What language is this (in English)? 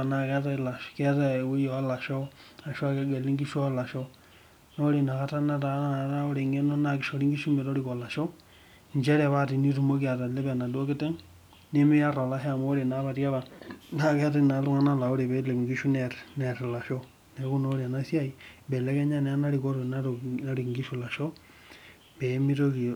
Masai